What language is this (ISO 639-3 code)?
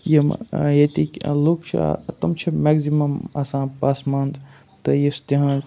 kas